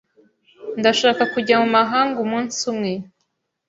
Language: Kinyarwanda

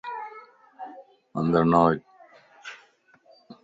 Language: Lasi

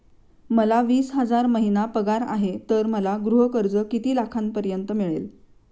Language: Marathi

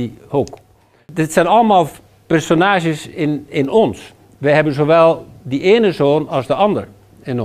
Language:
Dutch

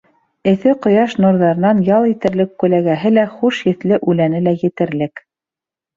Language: Bashkir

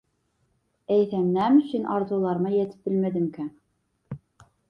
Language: Turkmen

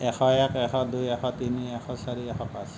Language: Assamese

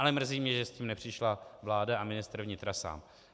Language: Czech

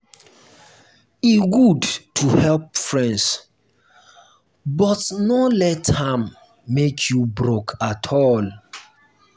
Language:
Nigerian Pidgin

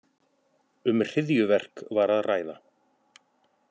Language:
Icelandic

